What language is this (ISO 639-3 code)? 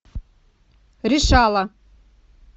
rus